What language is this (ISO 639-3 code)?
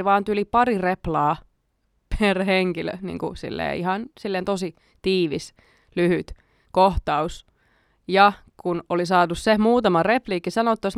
fin